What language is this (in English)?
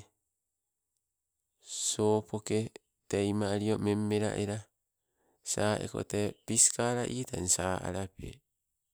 Sibe